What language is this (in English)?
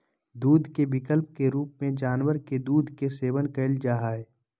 Magahi